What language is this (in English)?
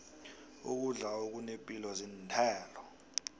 South Ndebele